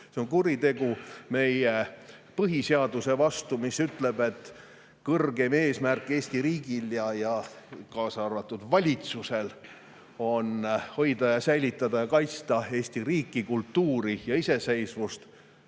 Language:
Estonian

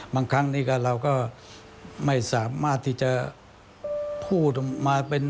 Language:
Thai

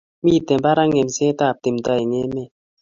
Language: Kalenjin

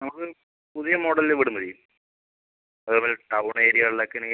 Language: Malayalam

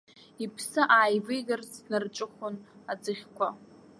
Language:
Abkhazian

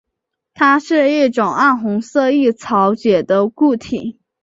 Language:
Chinese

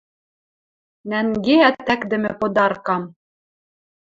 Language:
Western Mari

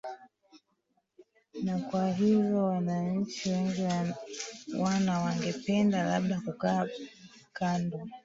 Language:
Swahili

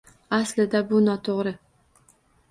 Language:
Uzbek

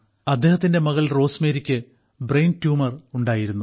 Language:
Malayalam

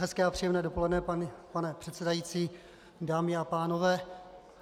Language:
Czech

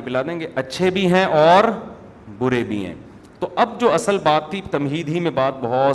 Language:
Urdu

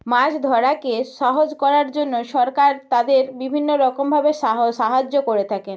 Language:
Bangla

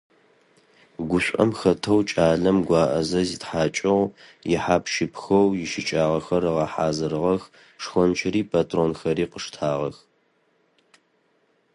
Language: Adyghe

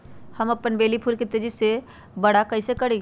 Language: Magahi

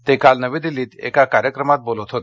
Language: Marathi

